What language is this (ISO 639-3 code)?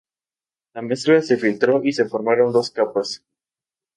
spa